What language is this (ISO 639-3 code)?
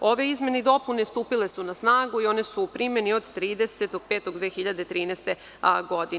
srp